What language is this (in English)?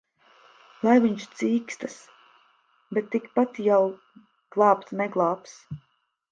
Latvian